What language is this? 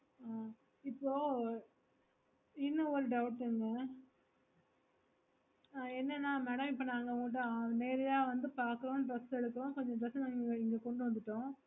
Tamil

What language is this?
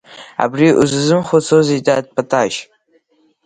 Abkhazian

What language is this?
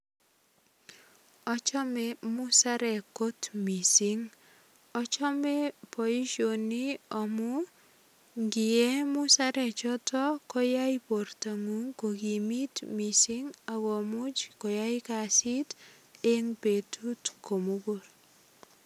Kalenjin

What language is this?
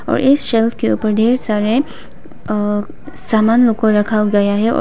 Hindi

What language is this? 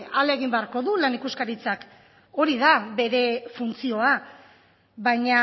Basque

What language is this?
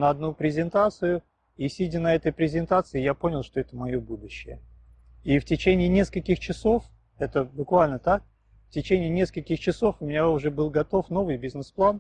Russian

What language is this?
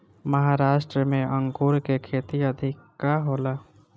Bhojpuri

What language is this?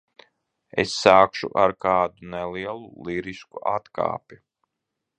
Latvian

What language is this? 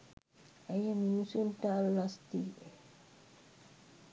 Sinhala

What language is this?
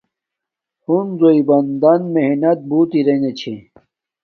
Domaaki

